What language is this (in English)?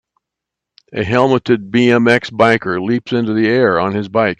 English